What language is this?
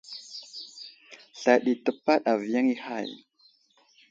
Wuzlam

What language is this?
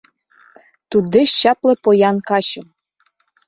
Mari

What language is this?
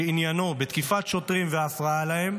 Hebrew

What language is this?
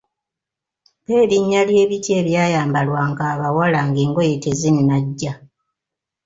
Ganda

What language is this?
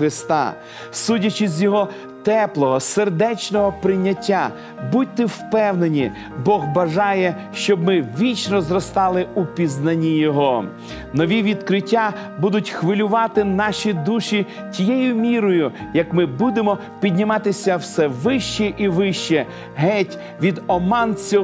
Ukrainian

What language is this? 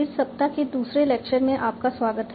Hindi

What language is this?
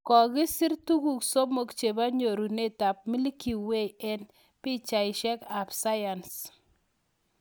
Kalenjin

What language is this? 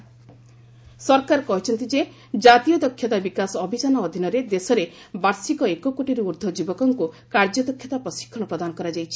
Odia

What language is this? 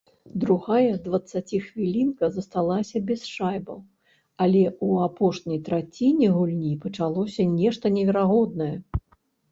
Belarusian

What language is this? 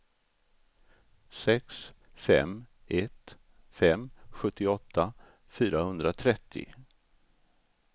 Swedish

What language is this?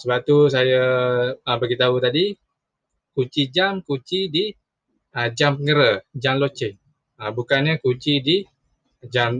Malay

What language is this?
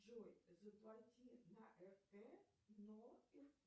Russian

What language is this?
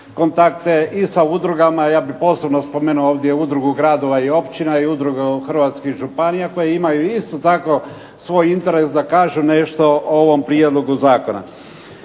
Croatian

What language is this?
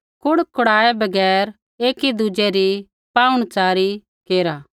Kullu Pahari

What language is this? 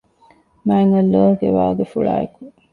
Divehi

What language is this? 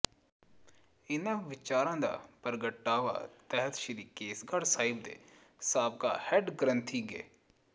Punjabi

